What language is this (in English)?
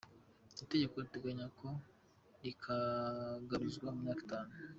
Kinyarwanda